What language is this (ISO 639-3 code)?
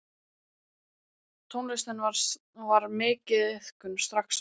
isl